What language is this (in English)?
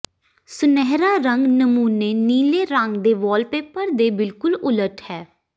Punjabi